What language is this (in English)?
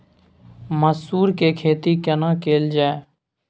Maithili